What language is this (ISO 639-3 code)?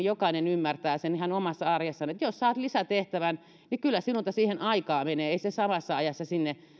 fin